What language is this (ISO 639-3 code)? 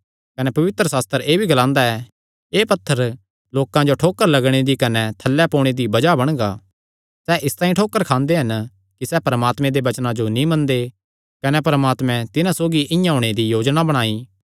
xnr